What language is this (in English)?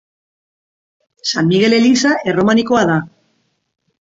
Basque